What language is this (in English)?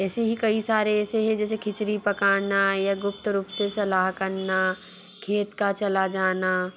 Hindi